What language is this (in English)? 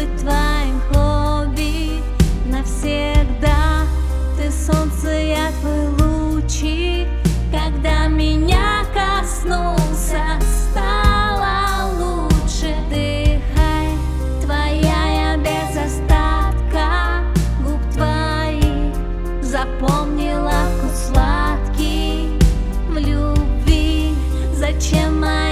Russian